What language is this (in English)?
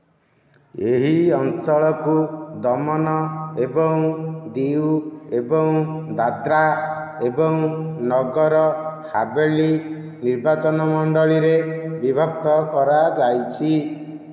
Odia